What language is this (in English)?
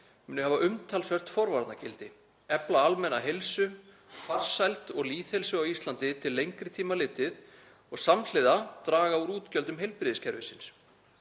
Icelandic